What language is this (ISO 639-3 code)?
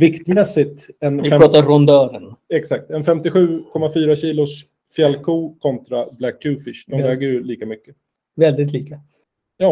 swe